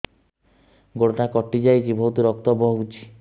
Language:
Odia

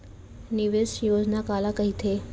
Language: Chhattisgarhi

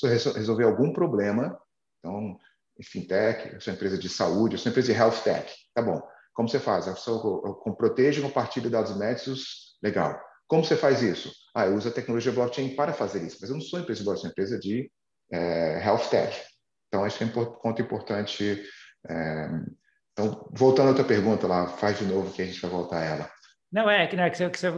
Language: Portuguese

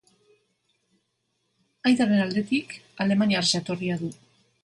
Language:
Basque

